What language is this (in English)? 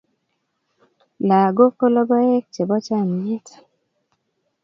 Kalenjin